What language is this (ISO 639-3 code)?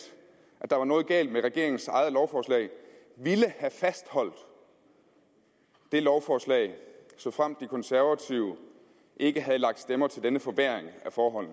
dan